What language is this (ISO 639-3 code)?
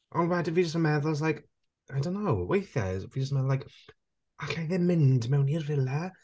cym